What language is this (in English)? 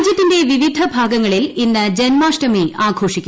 Malayalam